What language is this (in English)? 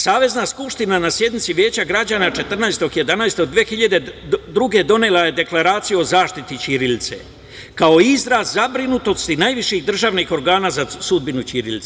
Serbian